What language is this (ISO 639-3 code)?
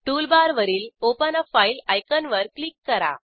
mar